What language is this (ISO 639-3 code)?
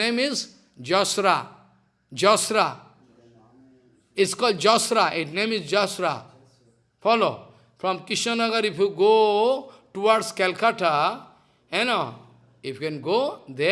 eng